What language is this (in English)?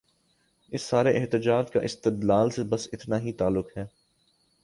Urdu